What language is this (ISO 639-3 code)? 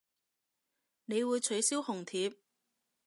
yue